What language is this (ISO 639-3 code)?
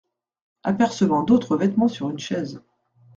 fra